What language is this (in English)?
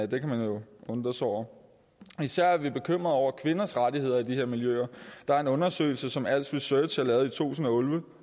Danish